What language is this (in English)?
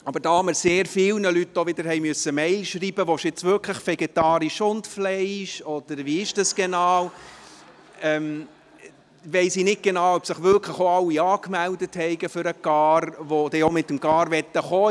Swiss German